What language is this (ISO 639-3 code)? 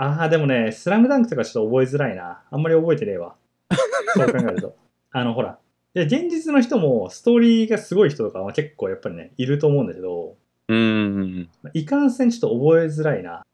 jpn